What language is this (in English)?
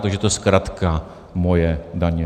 Czech